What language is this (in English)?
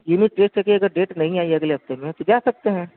Urdu